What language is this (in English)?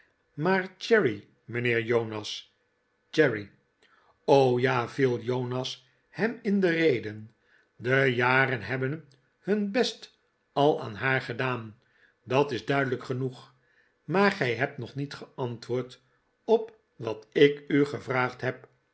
Dutch